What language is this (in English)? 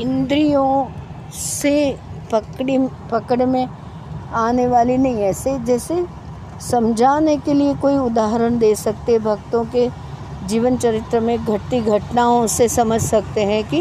Hindi